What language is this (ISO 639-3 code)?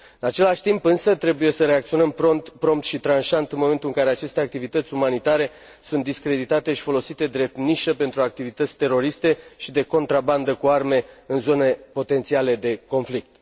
ron